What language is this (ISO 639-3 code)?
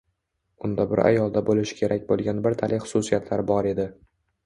uzb